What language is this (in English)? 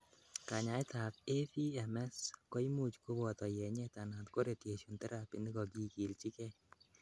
Kalenjin